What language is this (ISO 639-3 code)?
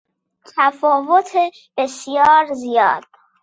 fas